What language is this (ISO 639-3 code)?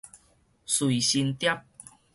nan